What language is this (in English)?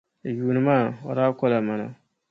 Dagbani